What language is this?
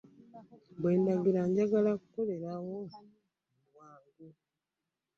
Ganda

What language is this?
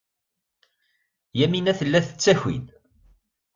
Kabyle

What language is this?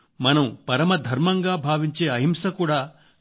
Telugu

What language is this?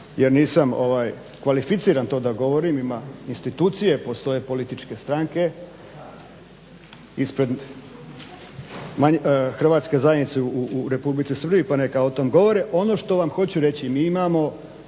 Croatian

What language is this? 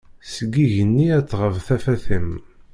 Kabyle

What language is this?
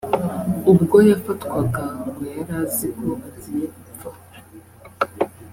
Kinyarwanda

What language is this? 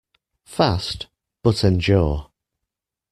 English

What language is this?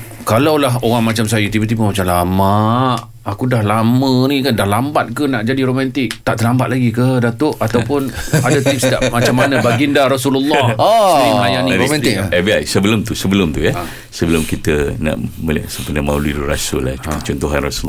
Malay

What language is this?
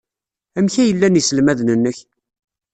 Kabyle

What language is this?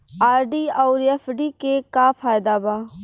Bhojpuri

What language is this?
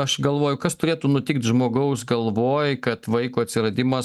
Lithuanian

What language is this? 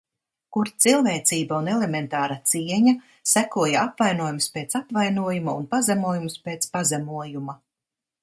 Latvian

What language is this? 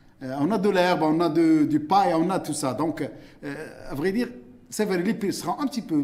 French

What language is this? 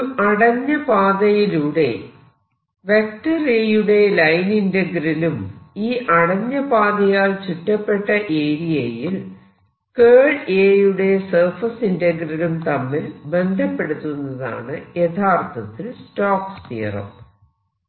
Malayalam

